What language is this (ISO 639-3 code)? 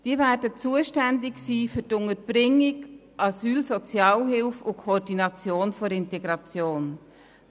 gsw